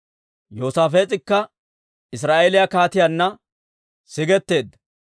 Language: Dawro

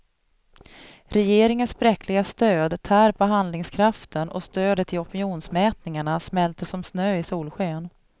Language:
Swedish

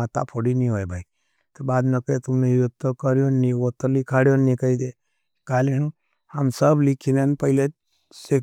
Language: Nimadi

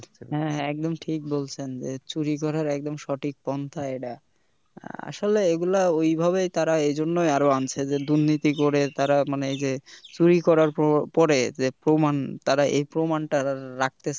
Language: Bangla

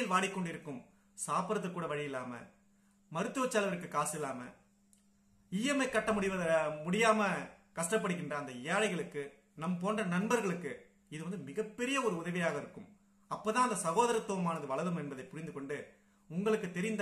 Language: Hindi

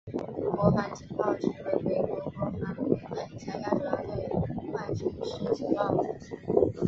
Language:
Chinese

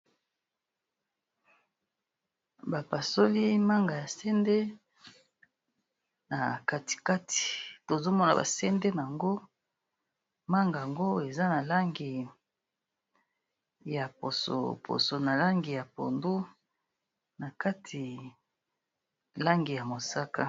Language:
Lingala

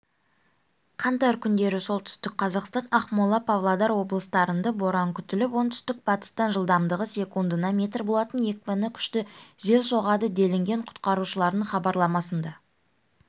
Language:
Kazakh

